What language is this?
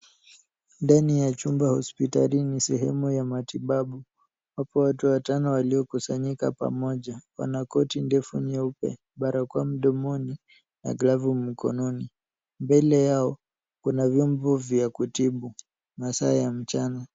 Swahili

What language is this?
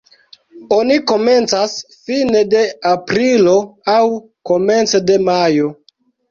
Esperanto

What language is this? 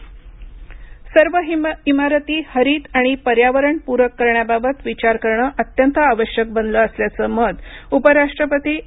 Marathi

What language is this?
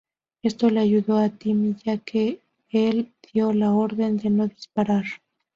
Spanish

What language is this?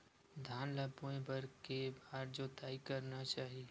Chhattisgarhi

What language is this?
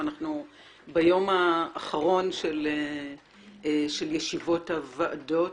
Hebrew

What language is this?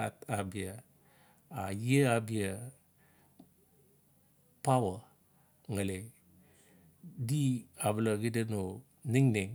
Notsi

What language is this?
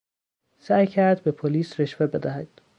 Persian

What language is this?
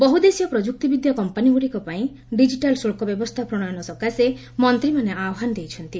Odia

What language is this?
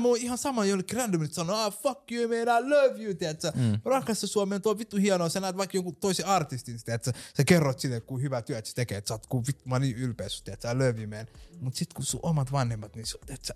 Finnish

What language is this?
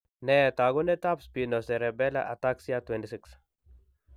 Kalenjin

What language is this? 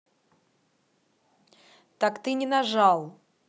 Russian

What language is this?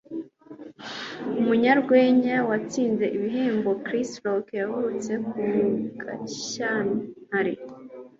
Kinyarwanda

